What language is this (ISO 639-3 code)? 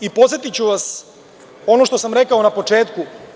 srp